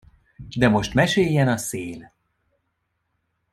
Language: Hungarian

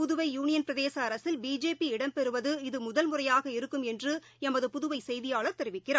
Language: Tamil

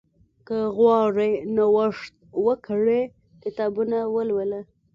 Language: Pashto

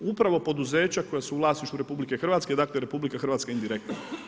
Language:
Croatian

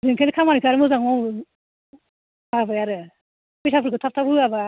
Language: Bodo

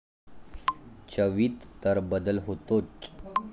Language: Marathi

